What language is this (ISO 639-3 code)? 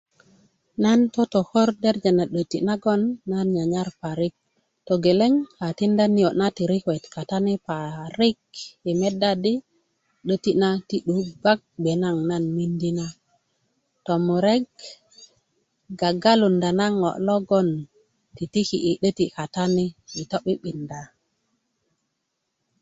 ukv